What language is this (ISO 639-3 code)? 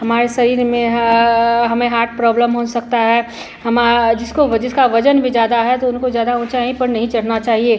hin